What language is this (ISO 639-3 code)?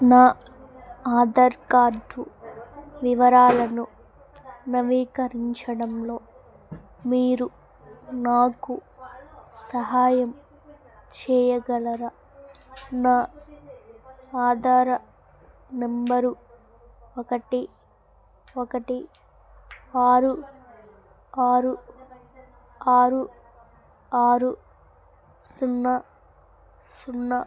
tel